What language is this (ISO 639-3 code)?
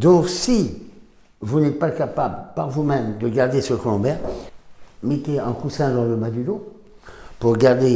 fra